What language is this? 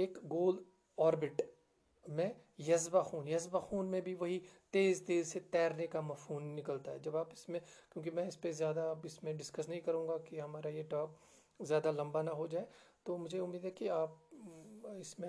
Urdu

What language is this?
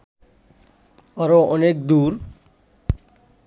Bangla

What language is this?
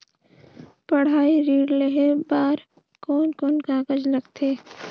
Chhattisgarhi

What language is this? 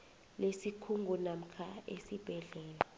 South Ndebele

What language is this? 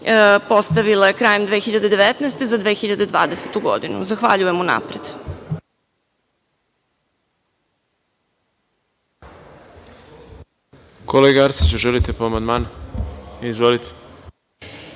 Serbian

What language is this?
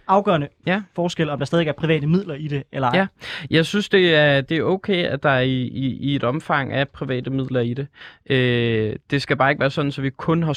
Danish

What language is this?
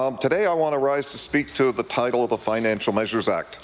English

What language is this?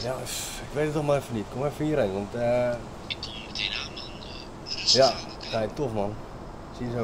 Dutch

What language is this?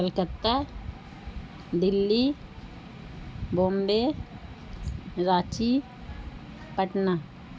Urdu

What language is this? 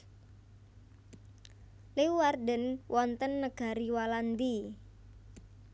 Javanese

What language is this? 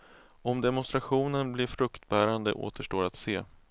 Swedish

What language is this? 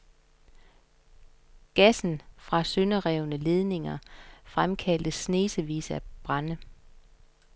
Danish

